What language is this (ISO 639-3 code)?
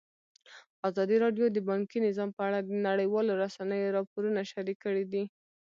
pus